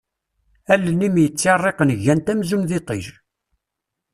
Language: Kabyle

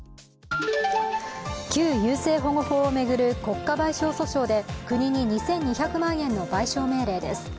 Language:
Japanese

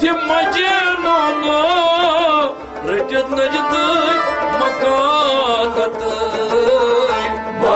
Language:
Turkish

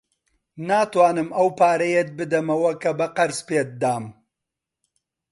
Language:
Central Kurdish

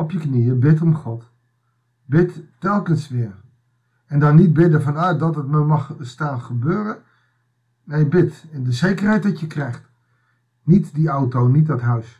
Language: Dutch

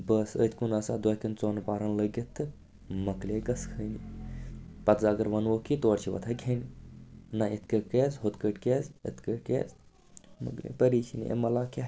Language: Kashmiri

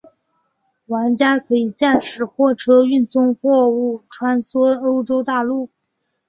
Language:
Chinese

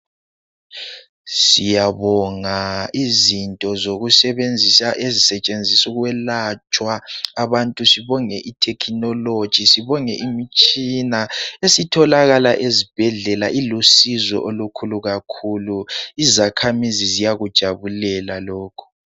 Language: North Ndebele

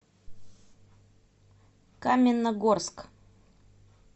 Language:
Russian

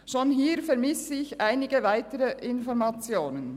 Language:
Swiss German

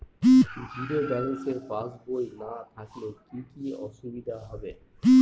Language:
Bangla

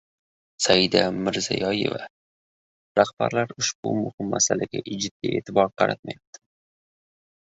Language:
Uzbek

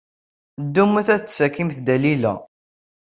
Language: Kabyle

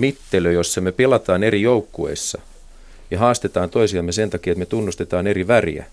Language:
Finnish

